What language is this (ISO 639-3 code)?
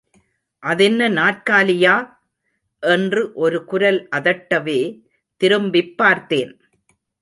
tam